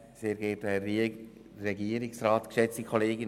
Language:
Swiss German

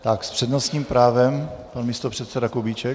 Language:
Czech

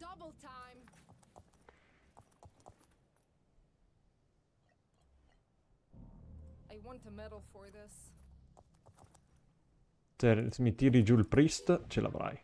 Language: Italian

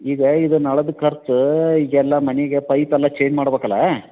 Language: Kannada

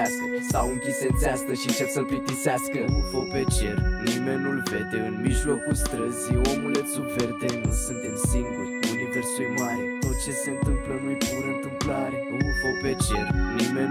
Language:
Czech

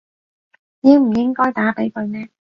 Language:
Cantonese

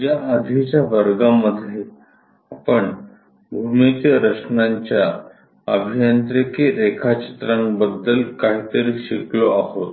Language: Marathi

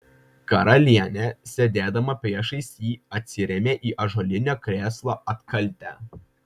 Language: Lithuanian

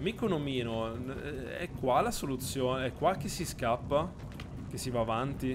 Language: Italian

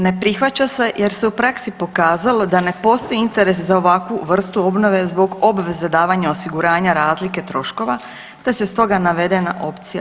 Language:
Croatian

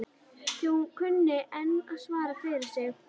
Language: Icelandic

